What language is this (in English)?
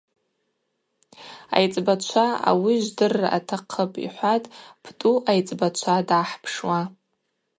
Abaza